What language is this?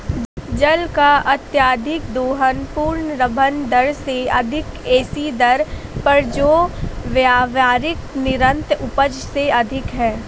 Hindi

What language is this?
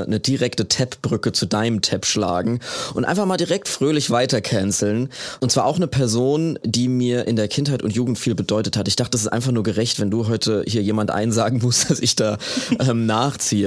German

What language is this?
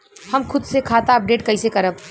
Bhojpuri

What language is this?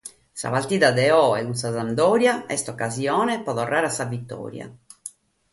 Sardinian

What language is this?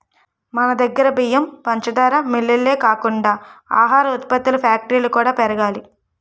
Telugu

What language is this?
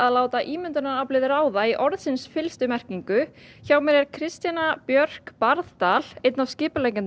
Icelandic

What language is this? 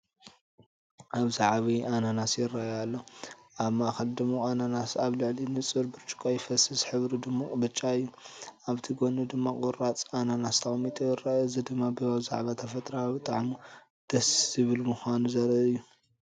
Tigrinya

